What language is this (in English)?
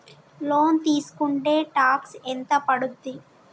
Telugu